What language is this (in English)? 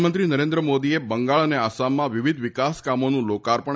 Gujarati